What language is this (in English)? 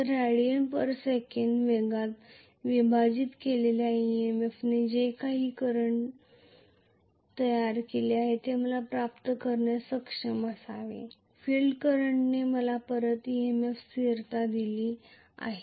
Marathi